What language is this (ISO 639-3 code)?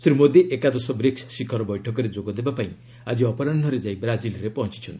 ori